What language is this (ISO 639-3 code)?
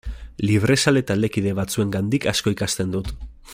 eus